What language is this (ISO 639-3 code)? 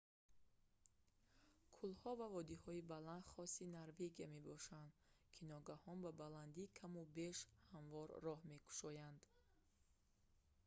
tgk